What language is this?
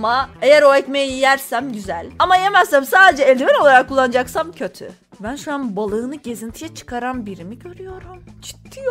Turkish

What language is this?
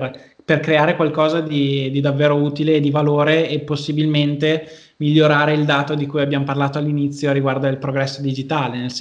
Italian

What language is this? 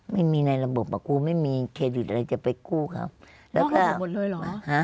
Thai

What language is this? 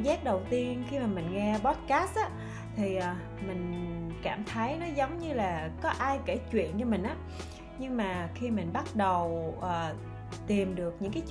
Vietnamese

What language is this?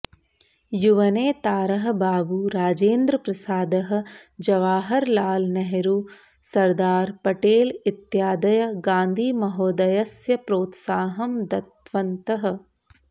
Sanskrit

